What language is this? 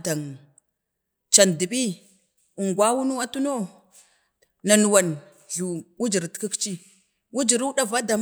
Bade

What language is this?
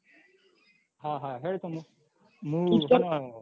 Gujarati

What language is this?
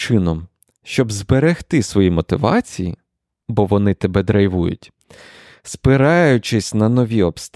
Ukrainian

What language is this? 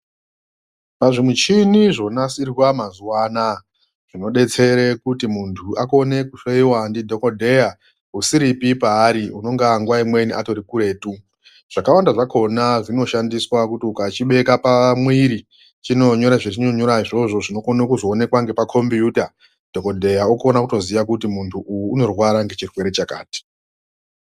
Ndau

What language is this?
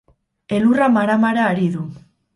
Basque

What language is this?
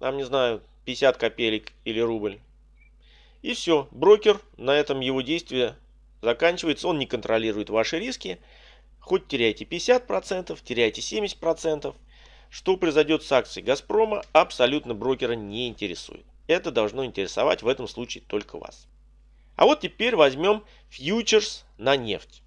Russian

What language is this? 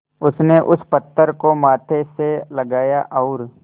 Hindi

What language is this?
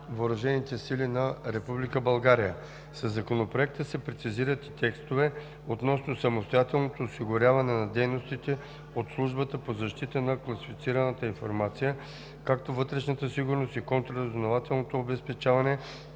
Bulgarian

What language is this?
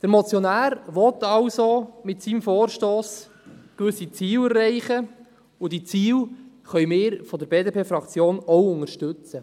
Swiss German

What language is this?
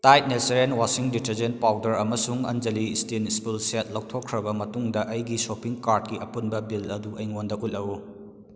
Manipuri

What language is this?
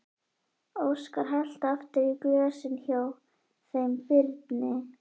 Icelandic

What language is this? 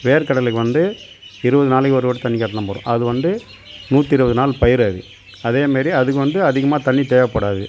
Tamil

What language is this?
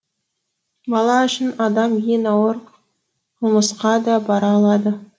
Kazakh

